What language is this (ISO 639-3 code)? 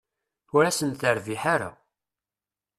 kab